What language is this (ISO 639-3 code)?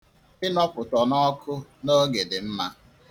ibo